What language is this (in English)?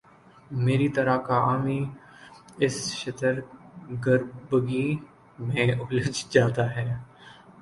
Urdu